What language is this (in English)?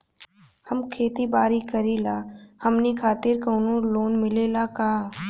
Bhojpuri